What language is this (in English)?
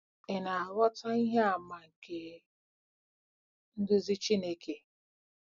Igbo